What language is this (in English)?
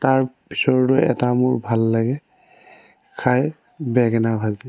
Assamese